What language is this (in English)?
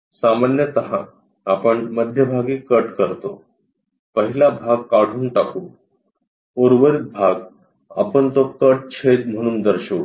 Marathi